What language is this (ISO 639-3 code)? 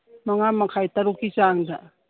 mni